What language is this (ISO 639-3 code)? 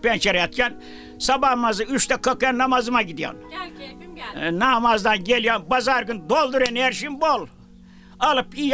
tur